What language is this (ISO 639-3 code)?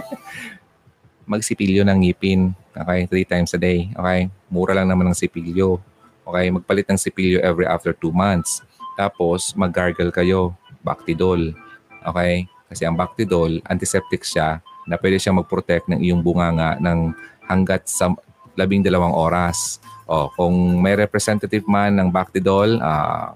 fil